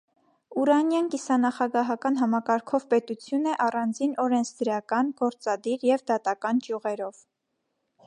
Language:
Armenian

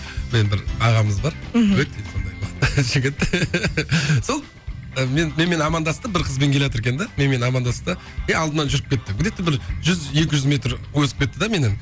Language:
Kazakh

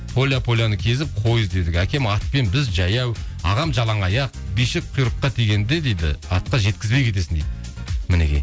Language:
Kazakh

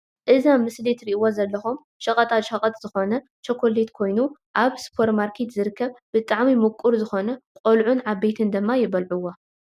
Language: Tigrinya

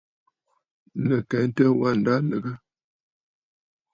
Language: Bafut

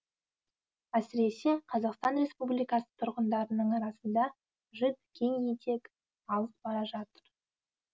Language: Kazakh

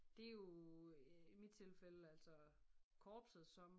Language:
Danish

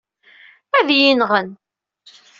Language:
Kabyle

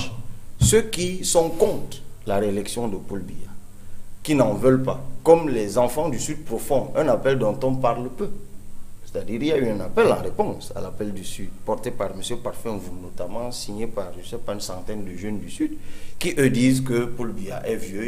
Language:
French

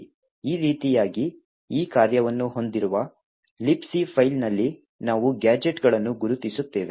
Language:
Kannada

